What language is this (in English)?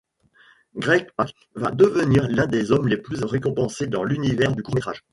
French